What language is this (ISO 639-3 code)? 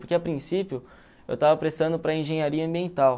por